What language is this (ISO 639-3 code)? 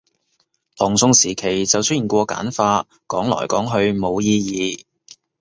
yue